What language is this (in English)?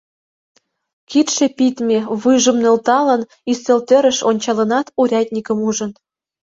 Mari